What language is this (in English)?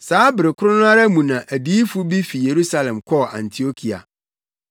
Akan